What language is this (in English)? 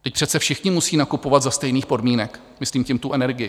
Czech